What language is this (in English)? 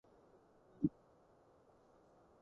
Cantonese